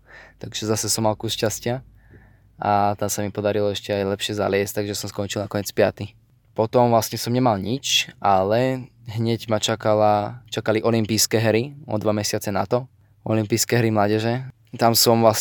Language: Slovak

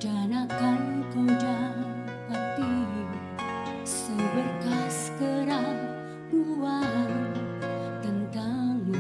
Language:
Indonesian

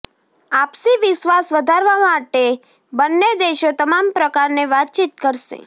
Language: Gujarati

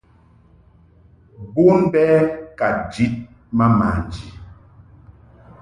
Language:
Mungaka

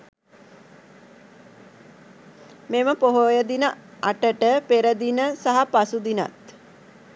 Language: Sinhala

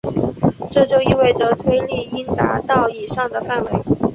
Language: Chinese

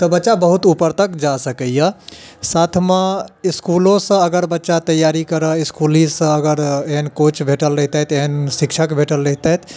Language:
Maithili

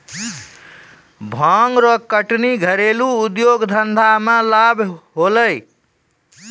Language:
Maithili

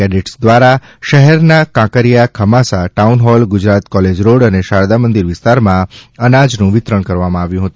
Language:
Gujarati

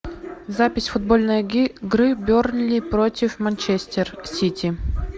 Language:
Russian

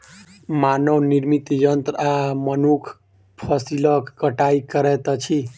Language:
Maithili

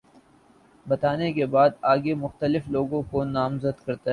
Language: Urdu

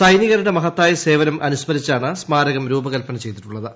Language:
Malayalam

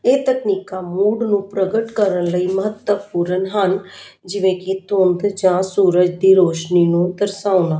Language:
Punjabi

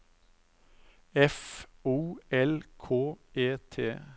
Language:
Norwegian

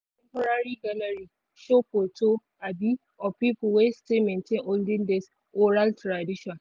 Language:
Nigerian Pidgin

